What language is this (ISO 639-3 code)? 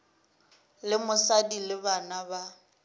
nso